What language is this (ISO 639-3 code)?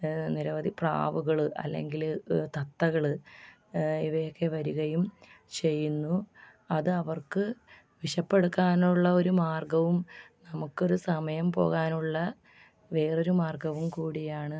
mal